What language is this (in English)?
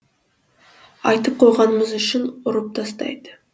Kazakh